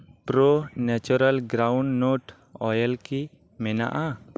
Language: Santali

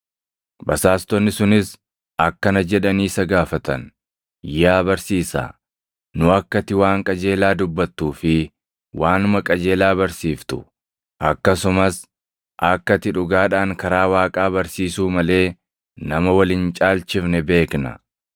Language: Oromo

